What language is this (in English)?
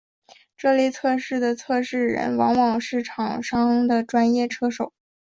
Chinese